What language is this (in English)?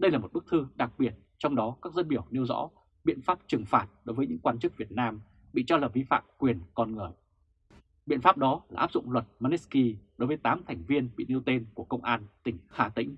Vietnamese